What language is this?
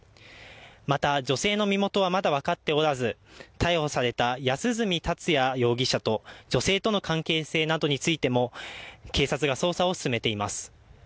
Japanese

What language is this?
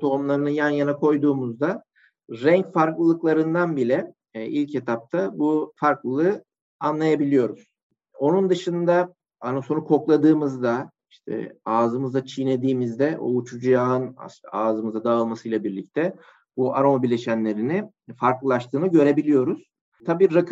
Turkish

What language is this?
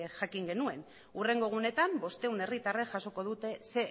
Basque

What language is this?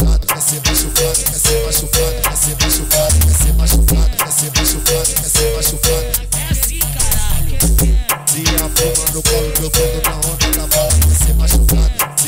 Portuguese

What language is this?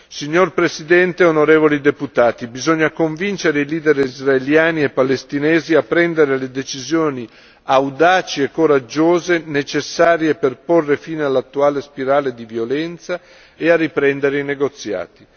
Italian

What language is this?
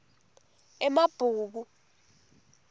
Swati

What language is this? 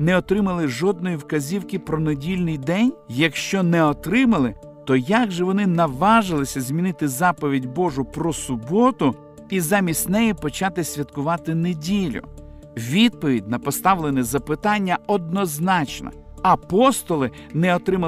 Ukrainian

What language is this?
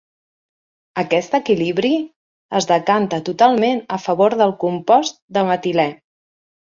Catalan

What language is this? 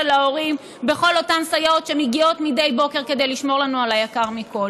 Hebrew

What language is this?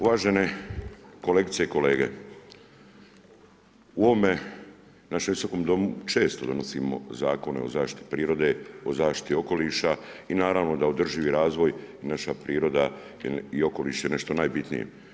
Croatian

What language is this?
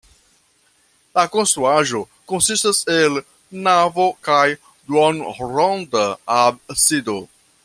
Esperanto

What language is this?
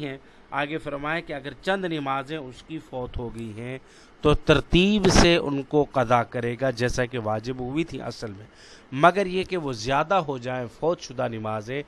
Urdu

